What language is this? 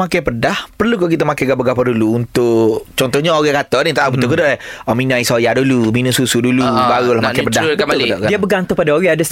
Malay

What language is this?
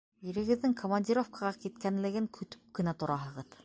Bashkir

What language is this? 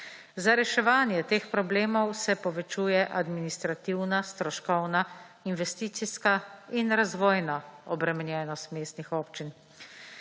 Slovenian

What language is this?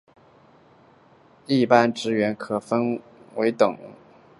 Chinese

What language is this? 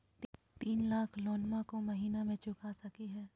Magahi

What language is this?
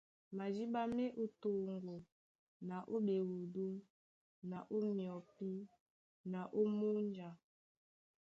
Duala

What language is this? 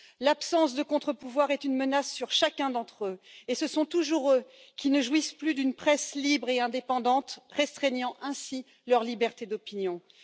French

